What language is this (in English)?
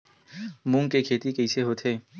Chhattisgarhi